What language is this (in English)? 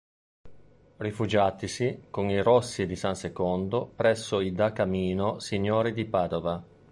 Italian